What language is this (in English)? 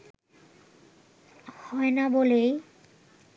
Bangla